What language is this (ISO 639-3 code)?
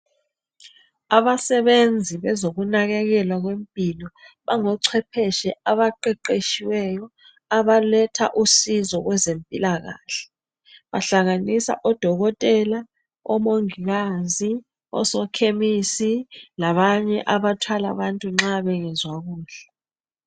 nde